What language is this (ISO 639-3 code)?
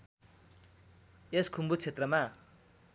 nep